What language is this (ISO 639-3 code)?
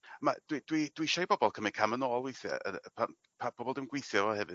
cym